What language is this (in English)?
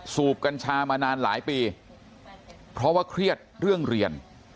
Thai